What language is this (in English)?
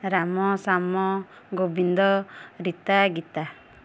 Odia